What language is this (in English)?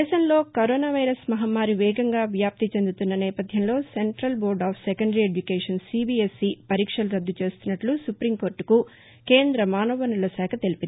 Telugu